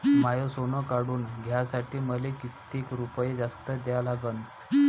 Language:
Marathi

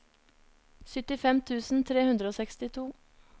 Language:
Norwegian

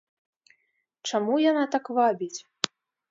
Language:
Belarusian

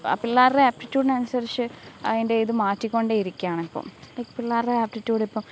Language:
Malayalam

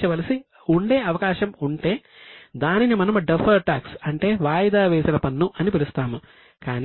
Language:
Telugu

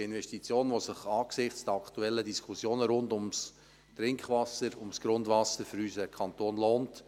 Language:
Swiss German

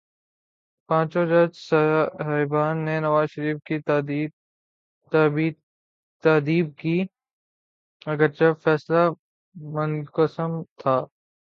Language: Urdu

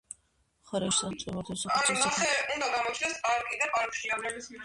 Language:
Georgian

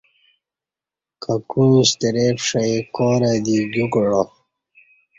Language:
Kati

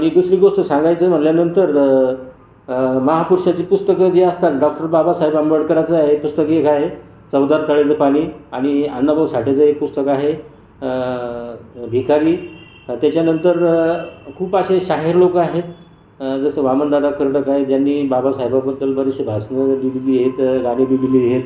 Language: Marathi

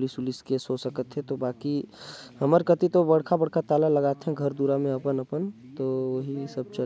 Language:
Korwa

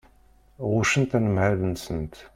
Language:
Kabyle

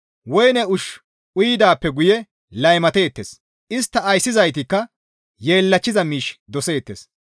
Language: Gamo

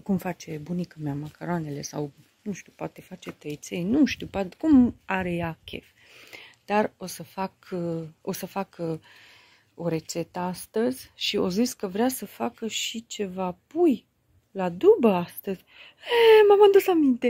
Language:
Romanian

